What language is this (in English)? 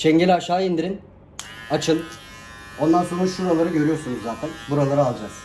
Turkish